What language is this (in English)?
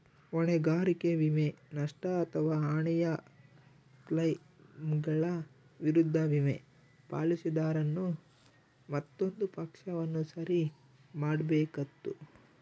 Kannada